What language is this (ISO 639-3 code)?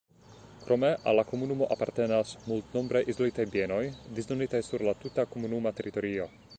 epo